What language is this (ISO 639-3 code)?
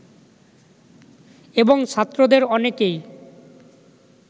ben